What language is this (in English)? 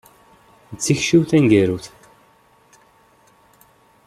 Kabyle